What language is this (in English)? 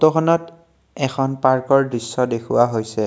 Assamese